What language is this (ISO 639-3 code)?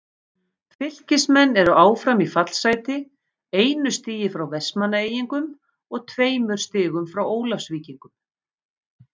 isl